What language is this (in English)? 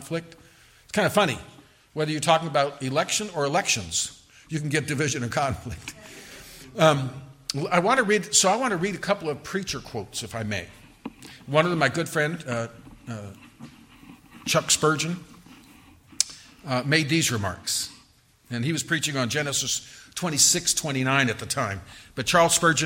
English